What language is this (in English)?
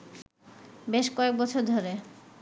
Bangla